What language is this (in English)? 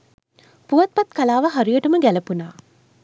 Sinhala